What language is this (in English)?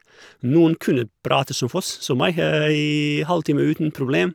Norwegian